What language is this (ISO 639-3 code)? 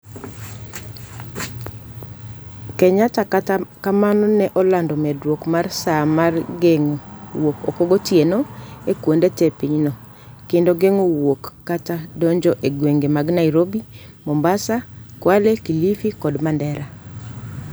luo